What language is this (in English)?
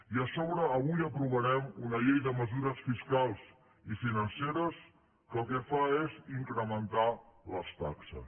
Catalan